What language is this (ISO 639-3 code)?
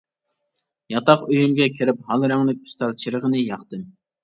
uig